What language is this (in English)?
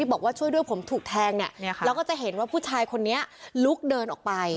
Thai